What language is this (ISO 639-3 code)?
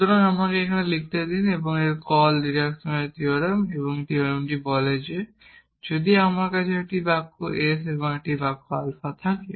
ben